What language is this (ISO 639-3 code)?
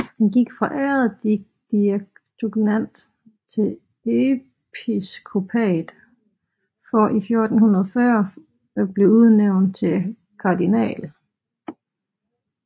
dan